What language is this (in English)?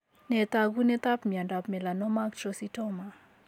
Kalenjin